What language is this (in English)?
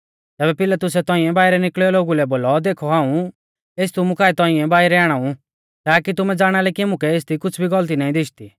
Mahasu Pahari